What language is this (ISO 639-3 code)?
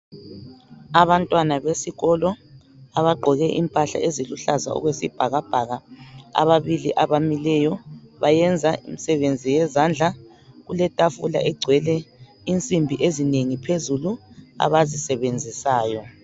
nde